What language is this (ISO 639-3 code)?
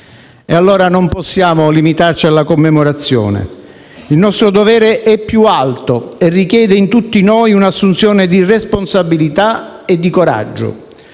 ita